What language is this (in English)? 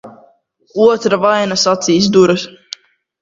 Latvian